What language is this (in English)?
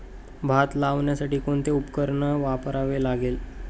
Marathi